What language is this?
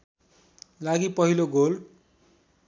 Nepali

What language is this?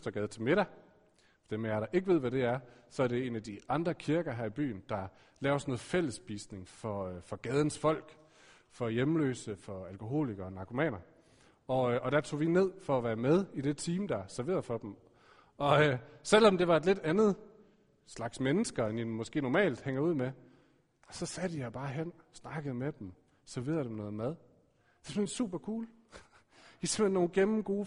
Danish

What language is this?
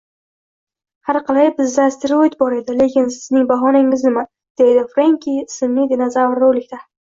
Uzbek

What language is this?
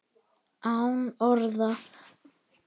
Icelandic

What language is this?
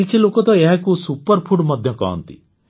Odia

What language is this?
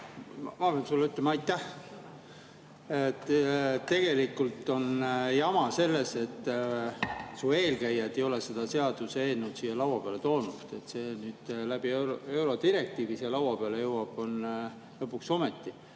Estonian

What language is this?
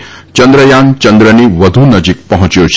Gujarati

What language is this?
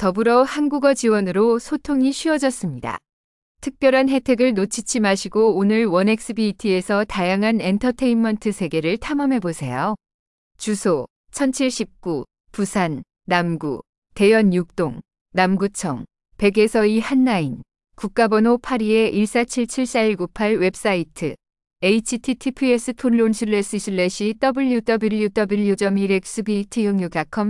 Korean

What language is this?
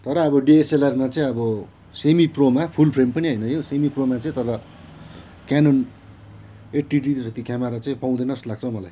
Nepali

